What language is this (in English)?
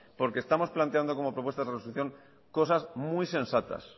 Spanish